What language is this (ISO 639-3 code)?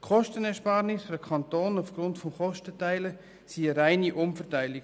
gsw